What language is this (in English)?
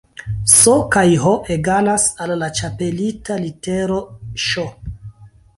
Esperanto